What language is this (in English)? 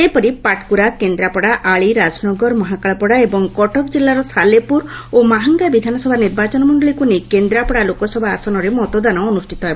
Odia